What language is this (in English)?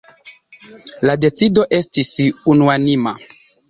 Esperanto